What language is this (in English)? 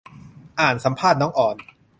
Thai